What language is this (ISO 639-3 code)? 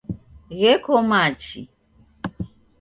dav